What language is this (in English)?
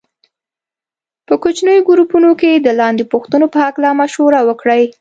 Pashto